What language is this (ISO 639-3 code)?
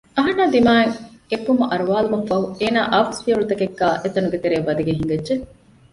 div